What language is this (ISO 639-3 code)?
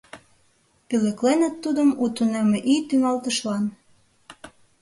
chm